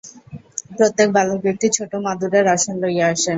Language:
Bangla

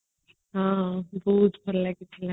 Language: Odia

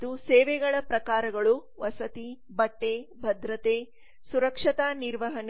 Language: Kannada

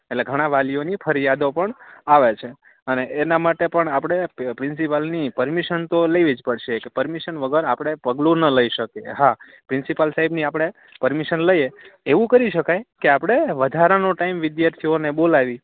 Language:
Gujarati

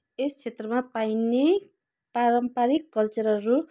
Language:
Nepali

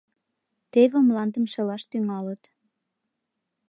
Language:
Mari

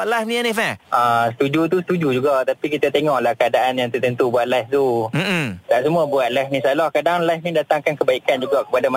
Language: Malay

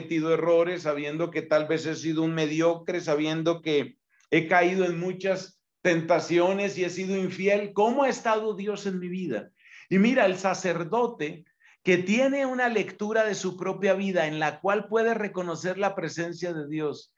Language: Spanish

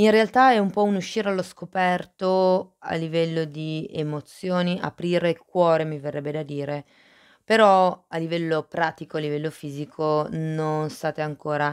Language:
Italian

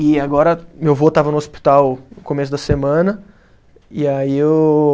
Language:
Portuguese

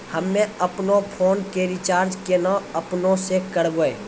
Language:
Maithili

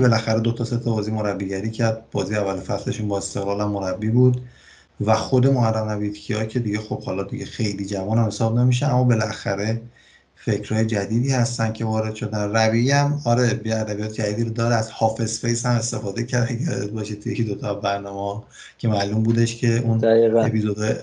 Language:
Persian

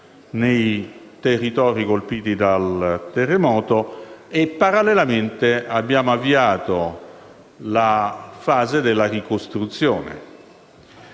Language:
Italian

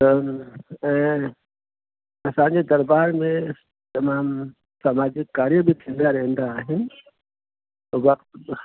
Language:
Sindhi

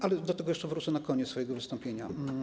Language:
Polish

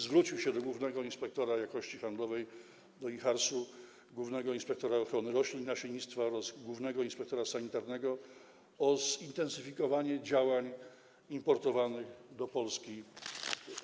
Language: Polish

